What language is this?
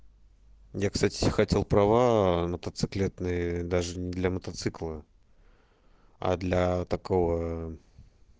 Russian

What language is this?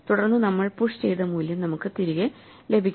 Malayalam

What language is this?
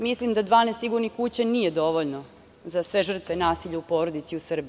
Serbian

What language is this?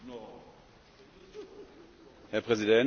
German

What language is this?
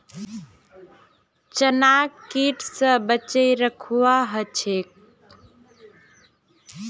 Magahi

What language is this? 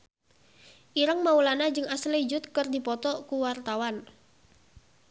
Sundanese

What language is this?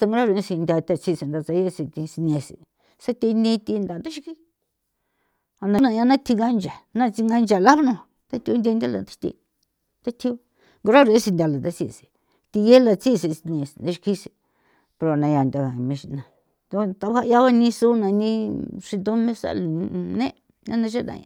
San Felipe Otlaltepec Popoloca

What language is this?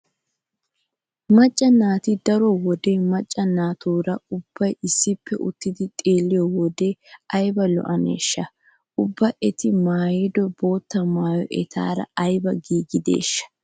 Wolaytta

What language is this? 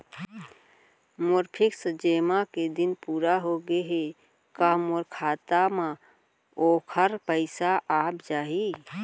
Chhattisgarhi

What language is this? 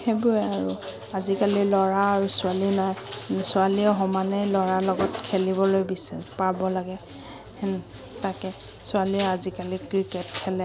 Assamese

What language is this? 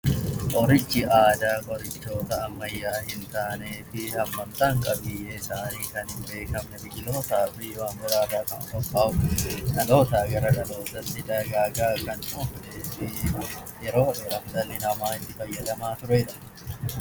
Oromo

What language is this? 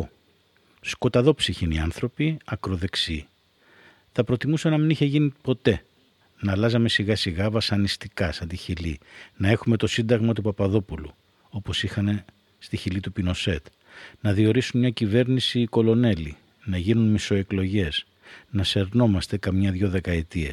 Greek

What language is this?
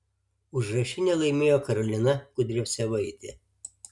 Lithuanian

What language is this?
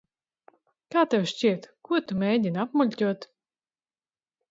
Latvian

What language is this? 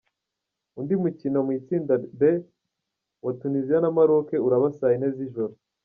Kinyarwanda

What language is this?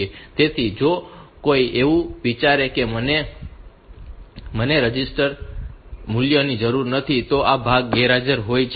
Gujarati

